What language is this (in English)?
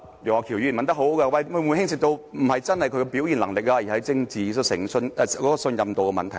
Cantonese